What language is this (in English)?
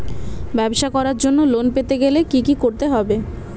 Bangla